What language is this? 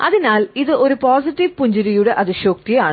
Malayalam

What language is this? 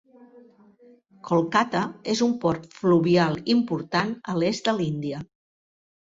Catalan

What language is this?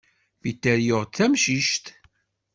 Kabyle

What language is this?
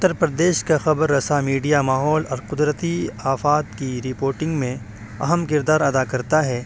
Urdu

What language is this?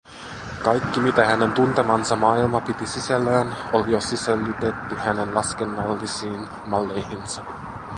Finnish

